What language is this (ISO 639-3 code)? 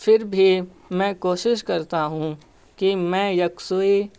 urd